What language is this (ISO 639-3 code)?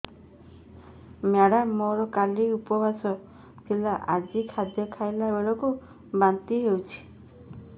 ori